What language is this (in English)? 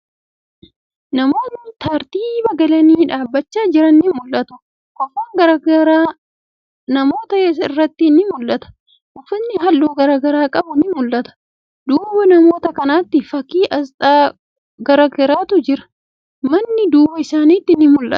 Oromo